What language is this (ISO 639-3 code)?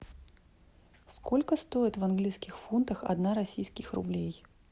rus